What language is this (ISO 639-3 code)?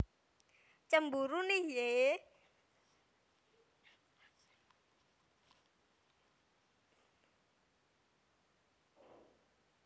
jav